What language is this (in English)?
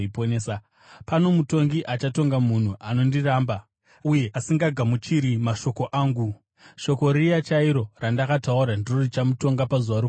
Shona